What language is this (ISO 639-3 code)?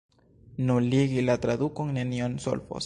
epo